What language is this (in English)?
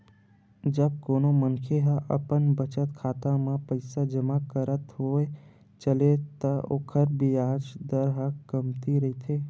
Chhattisgarhi